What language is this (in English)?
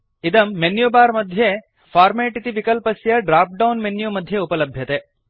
Sanskrit